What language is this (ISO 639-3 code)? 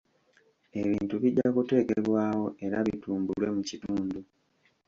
lug